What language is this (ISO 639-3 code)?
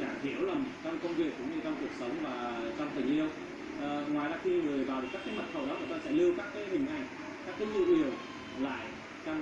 vie